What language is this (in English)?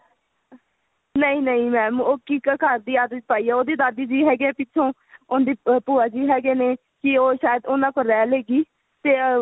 Punjabi